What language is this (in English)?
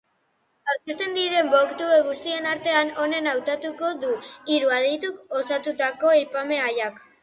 Basque